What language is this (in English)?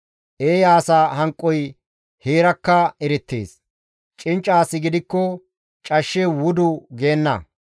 Gamo